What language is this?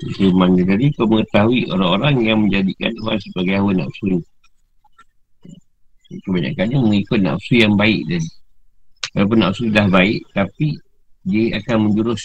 Malay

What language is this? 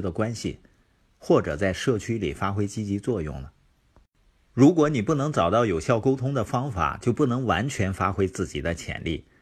Chinese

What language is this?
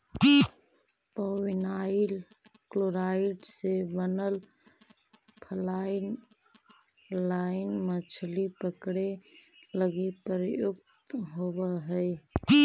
Magahi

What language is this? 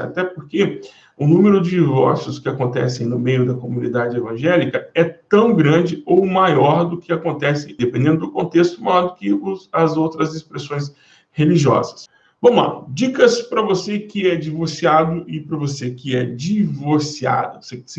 Portuguese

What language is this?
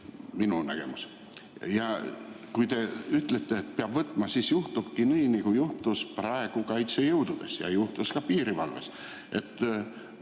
Estonian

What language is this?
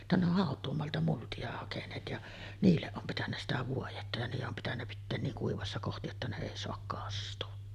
Finnish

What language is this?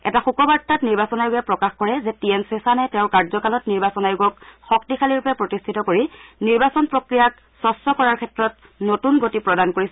Assamese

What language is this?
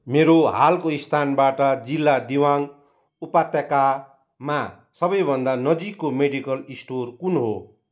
Nepali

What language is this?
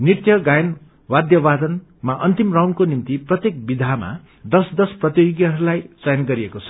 Nepali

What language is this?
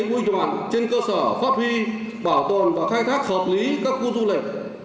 Vietnamese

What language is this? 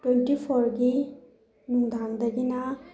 Manipuri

